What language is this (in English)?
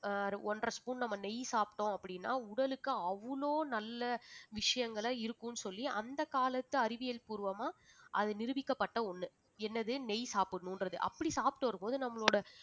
Tamil